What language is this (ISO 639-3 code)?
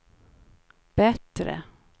swe